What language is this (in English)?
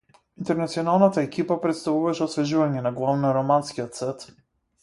Macedonian